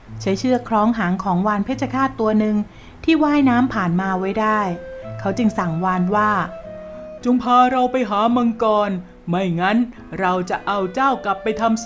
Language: Thai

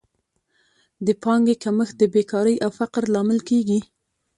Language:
Pashto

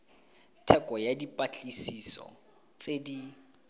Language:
Tswana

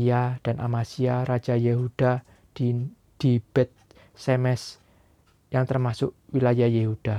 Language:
Indonesian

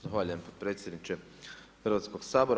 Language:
Croatian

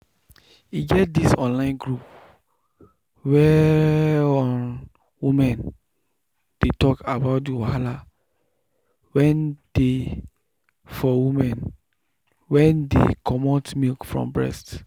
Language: Nigerian Pidgin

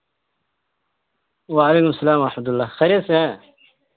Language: Urdu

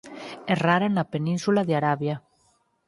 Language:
Galician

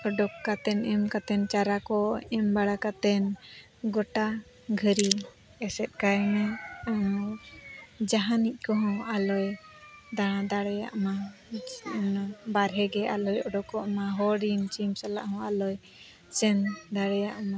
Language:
Santali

